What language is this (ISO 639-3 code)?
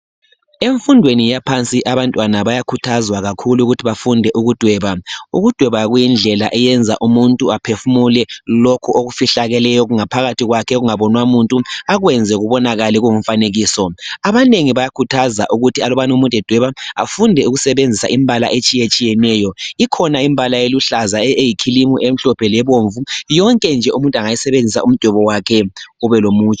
nde